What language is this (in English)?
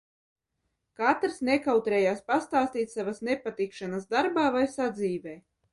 Latvian